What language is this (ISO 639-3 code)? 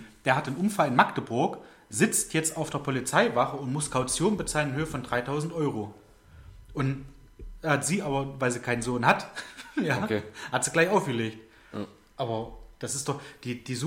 deu